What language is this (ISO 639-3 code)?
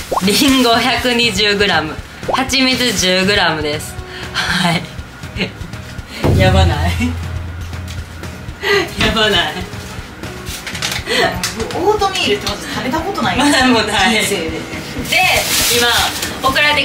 jpn